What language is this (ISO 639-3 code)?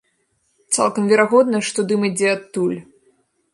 bel